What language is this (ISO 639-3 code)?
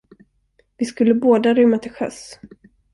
swe